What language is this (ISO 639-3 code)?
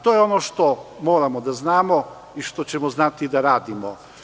srp